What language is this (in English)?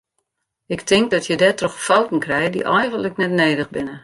Western Frisian